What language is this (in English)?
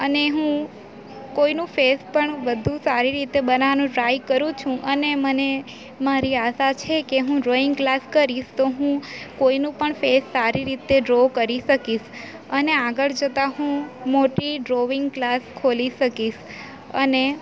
Gujarati